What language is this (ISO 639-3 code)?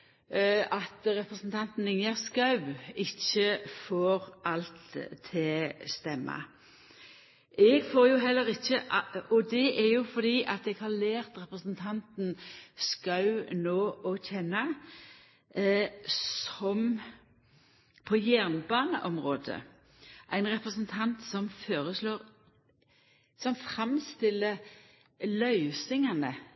nno